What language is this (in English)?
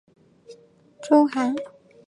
Chinese